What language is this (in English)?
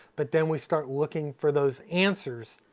English